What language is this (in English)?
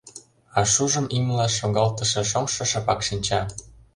Mari